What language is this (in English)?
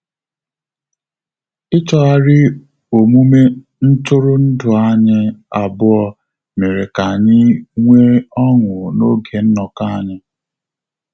Igbo